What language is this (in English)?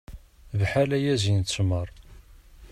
Kabyle